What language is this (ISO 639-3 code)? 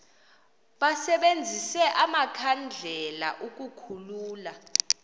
xho